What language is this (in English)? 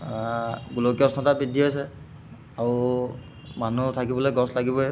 Assamese